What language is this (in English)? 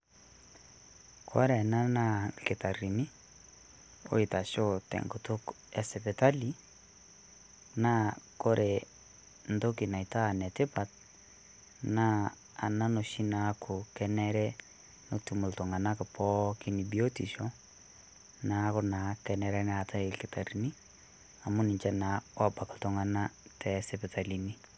Masai